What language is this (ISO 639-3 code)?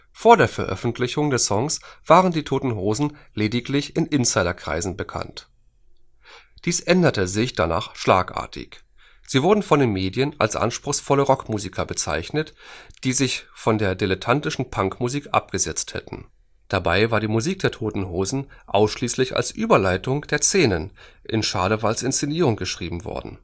deu